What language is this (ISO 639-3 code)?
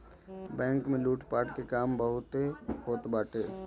bho